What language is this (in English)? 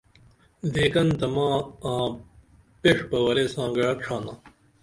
Dameli